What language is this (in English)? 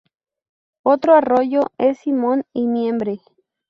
Spanish